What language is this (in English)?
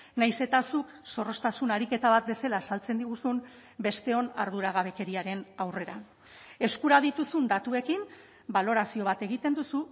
Basque